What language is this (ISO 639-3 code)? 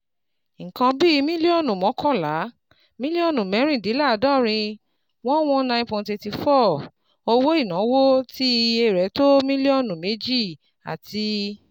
yor